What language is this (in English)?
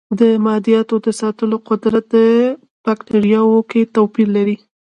Pashto